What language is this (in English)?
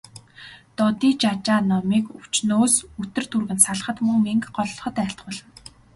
Mongolian